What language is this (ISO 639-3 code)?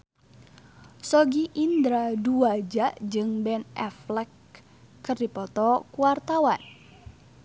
sun